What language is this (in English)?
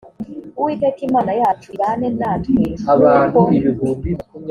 Kinyarwanda